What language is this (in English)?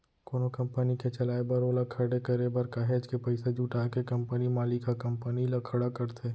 Chhattisgarhi